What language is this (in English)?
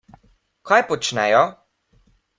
Slovenian